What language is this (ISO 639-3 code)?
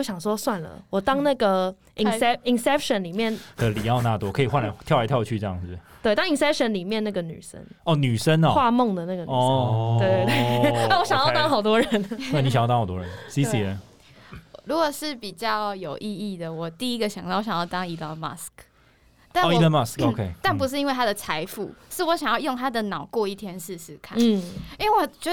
zho